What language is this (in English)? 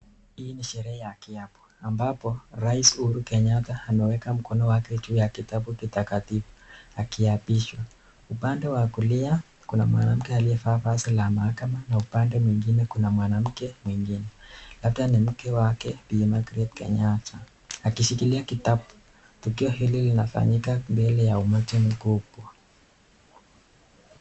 Swahili